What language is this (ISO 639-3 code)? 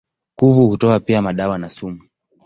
swa